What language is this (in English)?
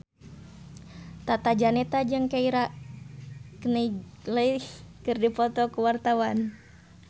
Sundanese